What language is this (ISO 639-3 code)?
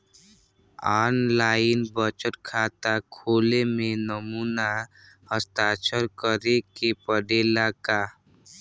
bho